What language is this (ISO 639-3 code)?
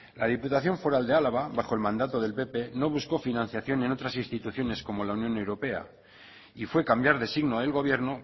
spa